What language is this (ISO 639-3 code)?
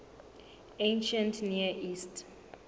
sot